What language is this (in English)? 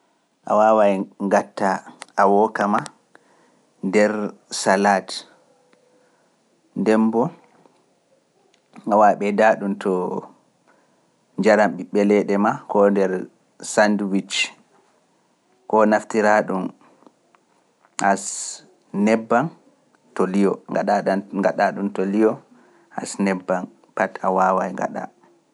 Pular